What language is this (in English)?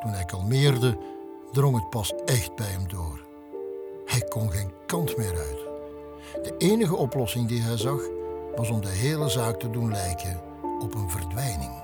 Dutch